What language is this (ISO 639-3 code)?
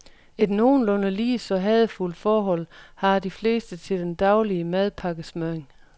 dan